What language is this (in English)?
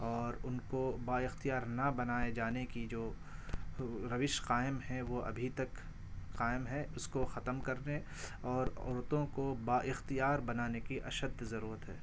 Urdu